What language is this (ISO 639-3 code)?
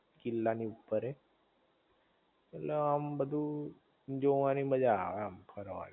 guj